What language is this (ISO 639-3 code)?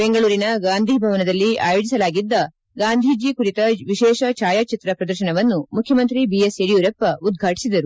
kan